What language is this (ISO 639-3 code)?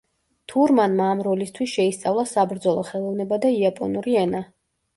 kat